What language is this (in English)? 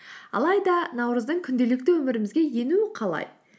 Kazakh